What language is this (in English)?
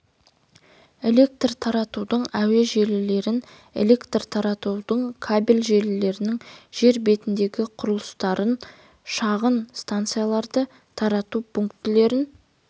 Kazakh